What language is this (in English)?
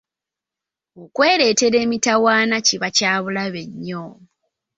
Ganda